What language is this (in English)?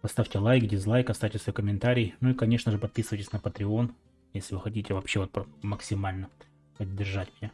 Russian